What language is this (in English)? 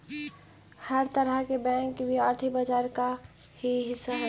Magahi